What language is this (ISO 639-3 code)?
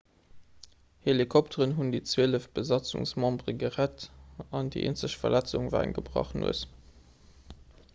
ltz